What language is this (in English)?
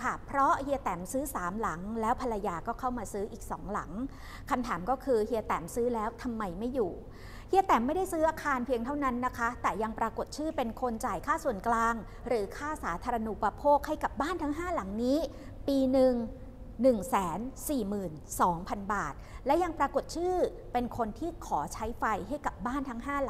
Thai